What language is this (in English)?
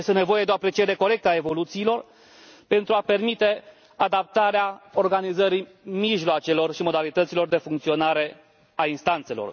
Romanian